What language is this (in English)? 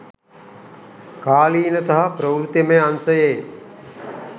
Sinhala